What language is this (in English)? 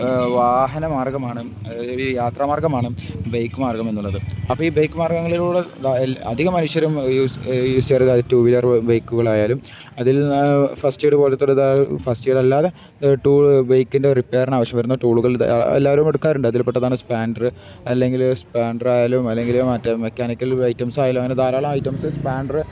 Malayalam